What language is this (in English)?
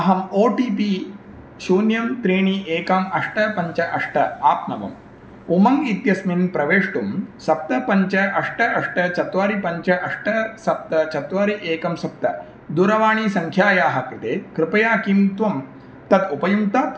Sanskrit